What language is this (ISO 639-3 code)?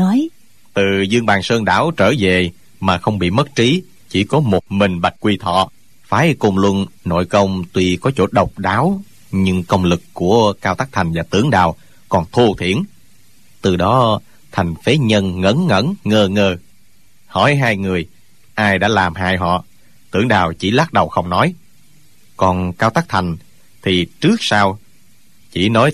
vie